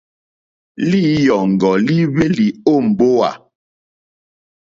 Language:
Mokpwe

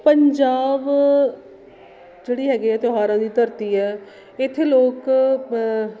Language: Punjabi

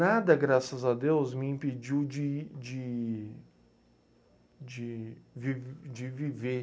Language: Portuguese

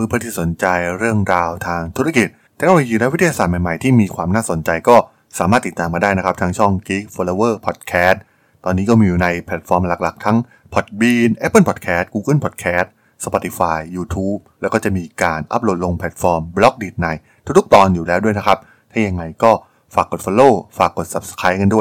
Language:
Thai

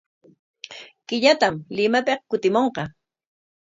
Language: Corongo Ancash Quechua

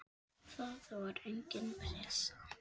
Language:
Icelandic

